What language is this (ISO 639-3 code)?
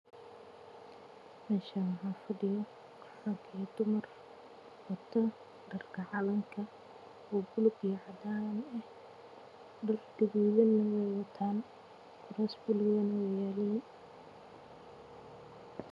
som